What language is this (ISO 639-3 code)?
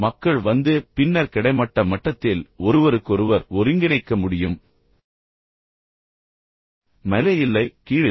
tam